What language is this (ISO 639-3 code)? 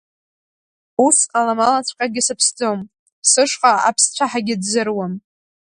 abk